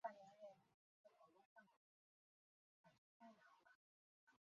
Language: Chinese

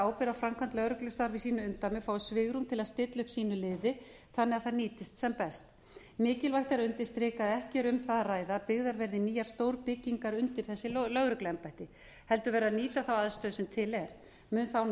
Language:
Icelandic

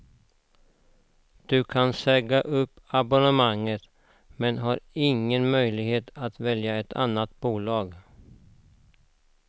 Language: Swedish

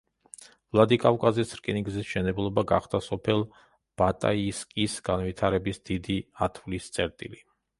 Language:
Georgian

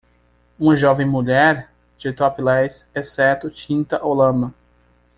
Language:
Portuguese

